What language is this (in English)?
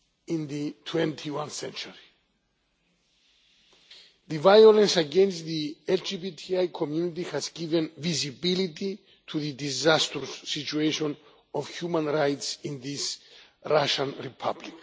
English